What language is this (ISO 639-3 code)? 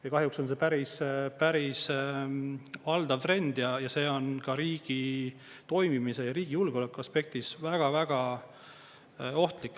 est